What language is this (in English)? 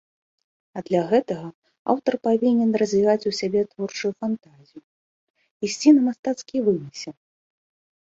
Belarusian